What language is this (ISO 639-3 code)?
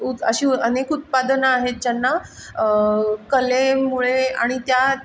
mar